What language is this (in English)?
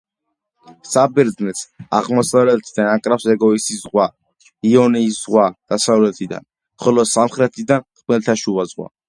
Georgian